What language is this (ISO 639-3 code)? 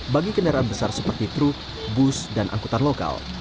ind